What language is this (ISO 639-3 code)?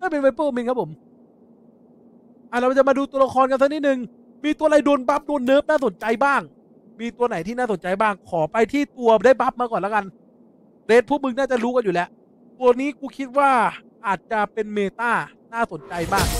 tha